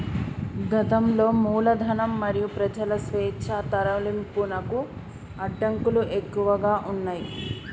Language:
Telugu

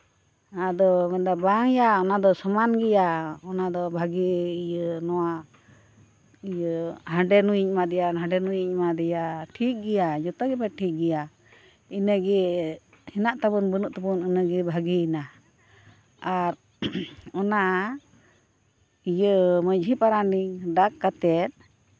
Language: Santali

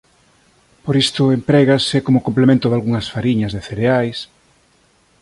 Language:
Galician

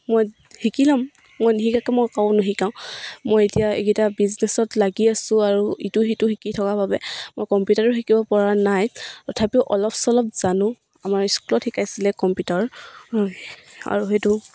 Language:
Assamese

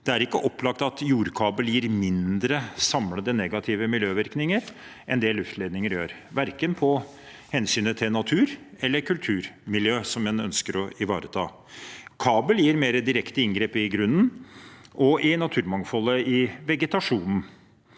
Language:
Norwegian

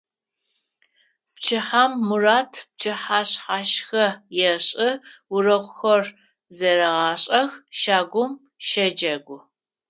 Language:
Adyghe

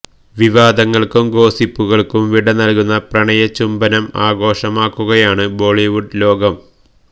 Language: Malayalam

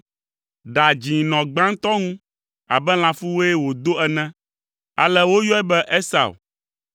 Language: Ewe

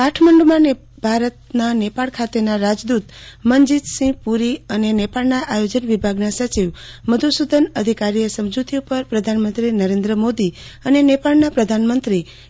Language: Gujarati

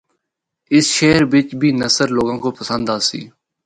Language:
Northern Hindko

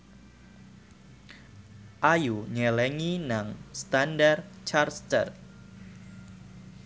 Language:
Javanese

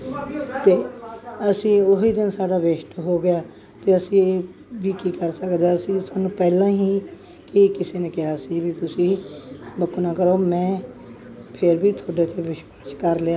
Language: Punjabi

